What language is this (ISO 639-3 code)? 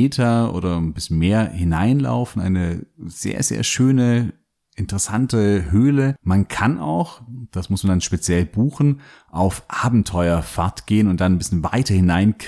deu